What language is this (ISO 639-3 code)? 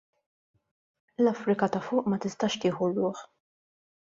mlt